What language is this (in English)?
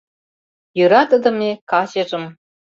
Mari